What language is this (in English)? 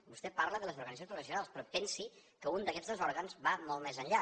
Catalan